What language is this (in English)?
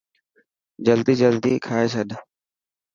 Dhatki